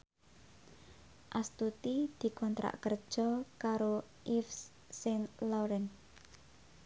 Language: Javanese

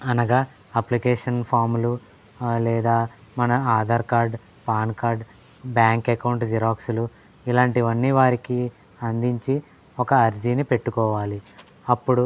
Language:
Telugu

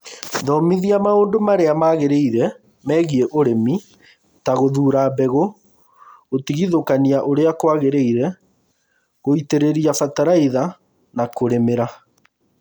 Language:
Kikuyu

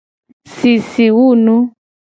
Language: Gen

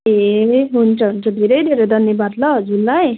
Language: Nepali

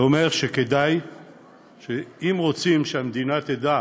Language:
Hebrew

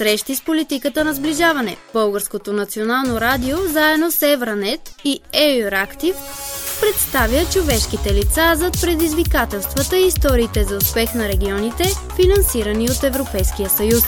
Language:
Bulgarian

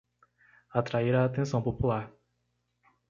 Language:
Portuguese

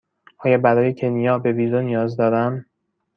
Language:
Persian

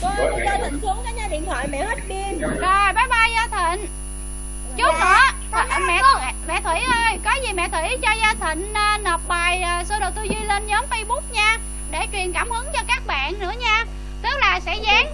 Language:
Vietnamese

